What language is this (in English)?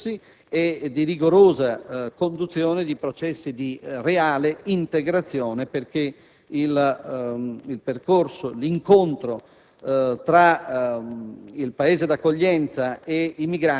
Italian